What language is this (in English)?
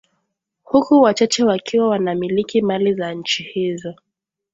Swahili